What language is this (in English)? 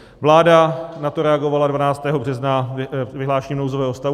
Czech